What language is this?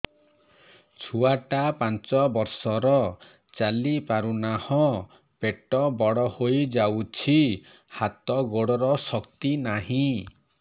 Odia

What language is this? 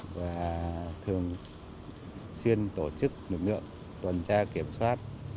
Vietnamese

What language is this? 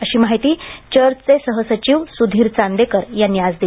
Marathi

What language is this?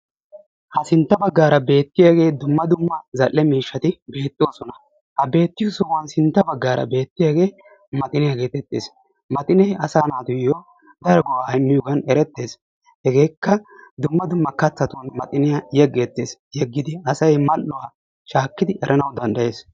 Wolaytta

